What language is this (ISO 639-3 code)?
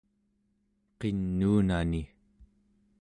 esu